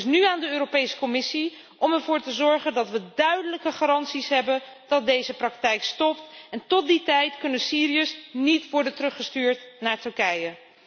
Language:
Dutch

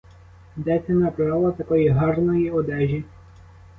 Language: Ukrainian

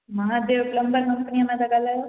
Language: Sindhi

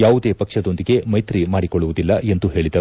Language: Kannada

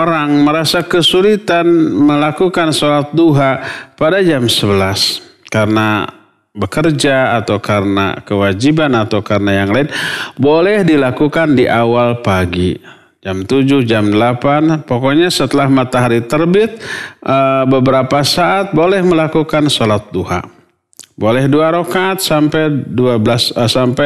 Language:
Indonesian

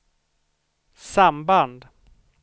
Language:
Swedish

